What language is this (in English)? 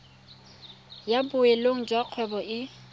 Tswana